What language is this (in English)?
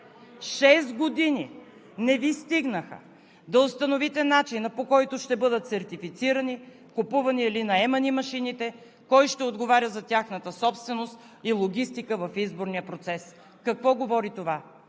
Bulgarian